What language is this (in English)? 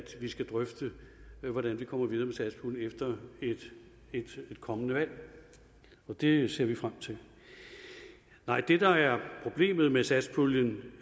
Danish